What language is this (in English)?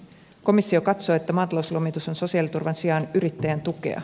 Finnish